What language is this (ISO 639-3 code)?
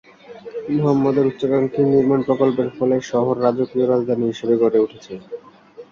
ben